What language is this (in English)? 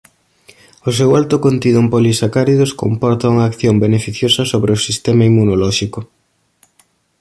Galician